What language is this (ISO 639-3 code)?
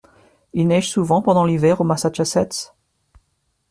fra